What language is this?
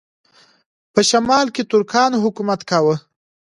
Pashto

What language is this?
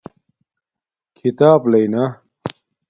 Domaaki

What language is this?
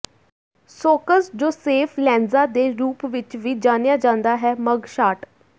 Punjabi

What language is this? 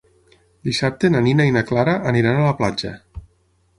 Catalan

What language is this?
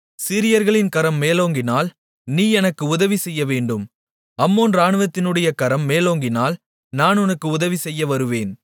Tamil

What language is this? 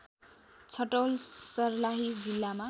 Nepali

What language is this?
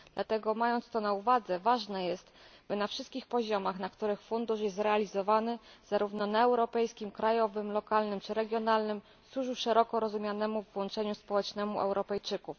Polish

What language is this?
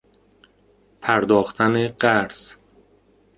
Persian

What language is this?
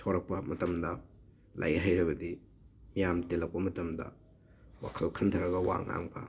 Manipuri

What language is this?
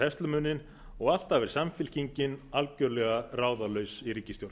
Icelandic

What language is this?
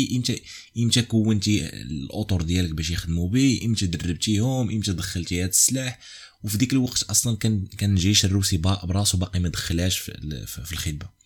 Arabic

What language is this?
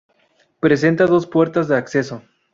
Spanish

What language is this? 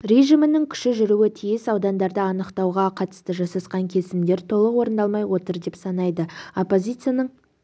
Kazakh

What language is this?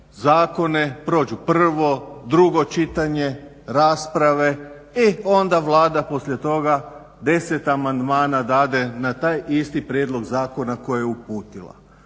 Croatian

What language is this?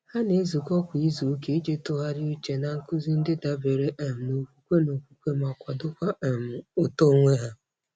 Igbo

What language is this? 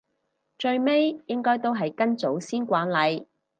Cantonese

